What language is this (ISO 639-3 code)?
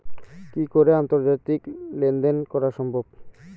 ben